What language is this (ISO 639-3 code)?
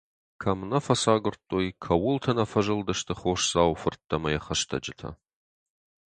oss